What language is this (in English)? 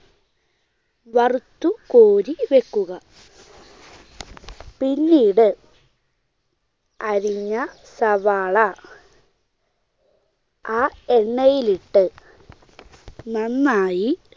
Malayalam